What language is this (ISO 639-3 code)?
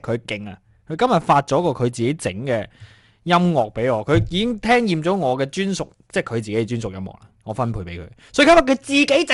zho